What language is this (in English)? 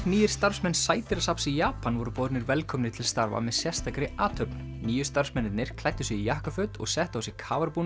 Icelandic